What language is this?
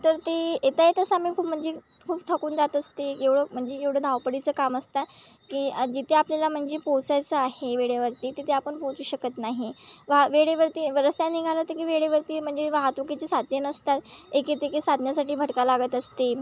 Marathi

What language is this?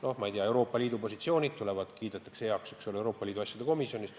Estonian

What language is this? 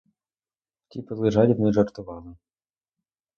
Ukrainian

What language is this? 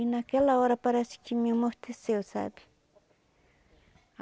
Portuguese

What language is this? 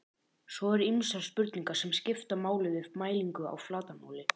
Icelandic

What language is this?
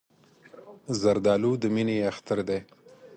Pashto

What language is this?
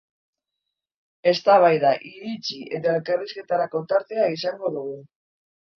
Basque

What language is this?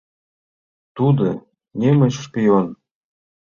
Mari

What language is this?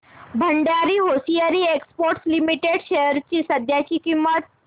Marathi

